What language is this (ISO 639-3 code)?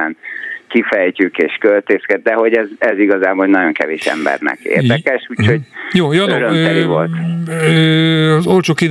hun